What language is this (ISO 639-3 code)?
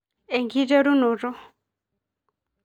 mas